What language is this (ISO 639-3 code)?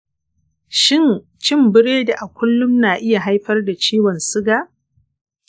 hau